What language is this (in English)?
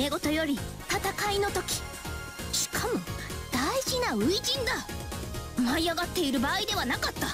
Japanese